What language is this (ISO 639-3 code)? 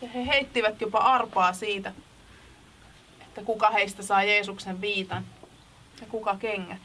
fin